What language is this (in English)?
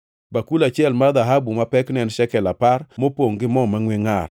Luo (Kenya and Tanzania)